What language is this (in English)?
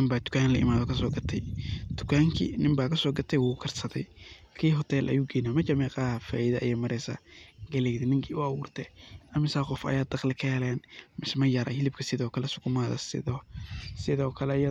Somali